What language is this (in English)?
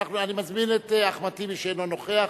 Hebrew